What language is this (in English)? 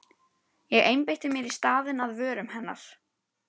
Icelandic